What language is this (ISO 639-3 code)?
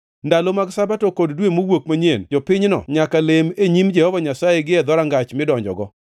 luo